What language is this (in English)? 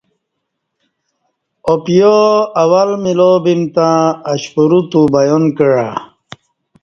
Kati